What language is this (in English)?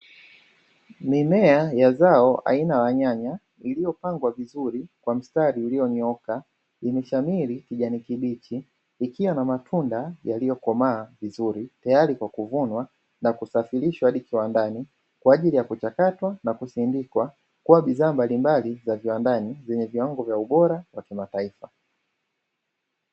Swahili